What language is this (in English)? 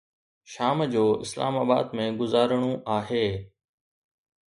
Sindhi